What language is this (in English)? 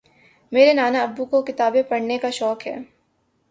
Urdu